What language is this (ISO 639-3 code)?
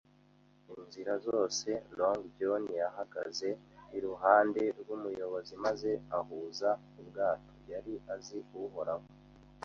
kin